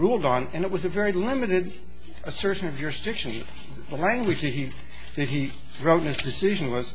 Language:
English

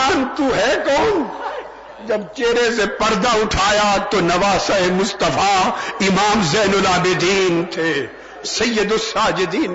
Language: Urdu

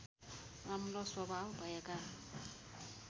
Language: Nepali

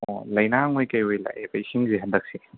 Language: Manipuri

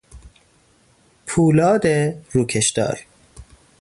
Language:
Persian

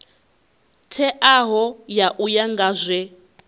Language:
Venda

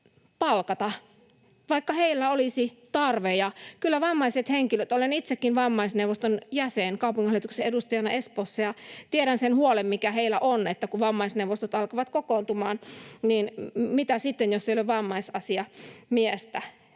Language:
Finnish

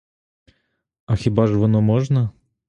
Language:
Ukrainian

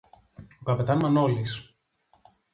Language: Greek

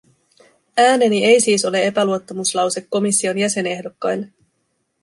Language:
Finnish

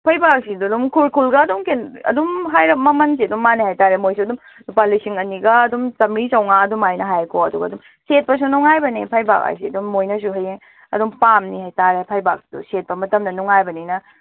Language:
Manipuri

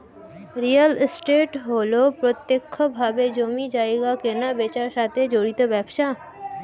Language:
Bangla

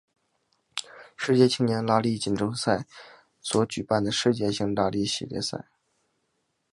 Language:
Chinese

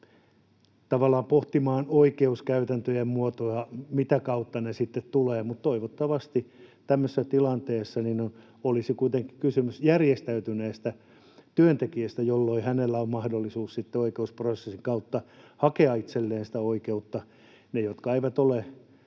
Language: Finnish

